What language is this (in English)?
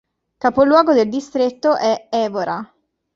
Italian